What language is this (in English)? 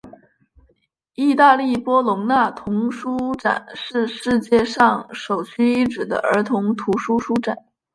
Chinese